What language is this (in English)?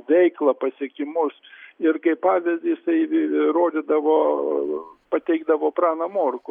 Lithuanian